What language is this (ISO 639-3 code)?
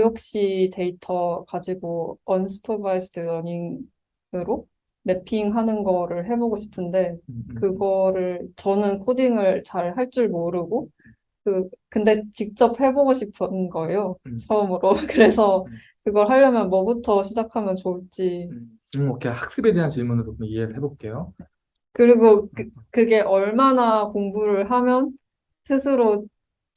kor